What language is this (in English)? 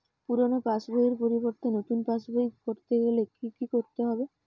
Bangla